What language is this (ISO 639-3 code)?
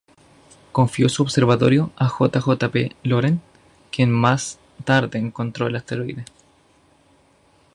spa